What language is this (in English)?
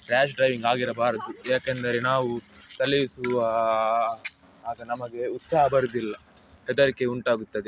Kannada